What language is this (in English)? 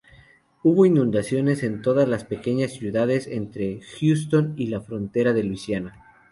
Spanish